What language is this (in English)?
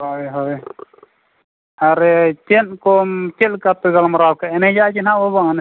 Santali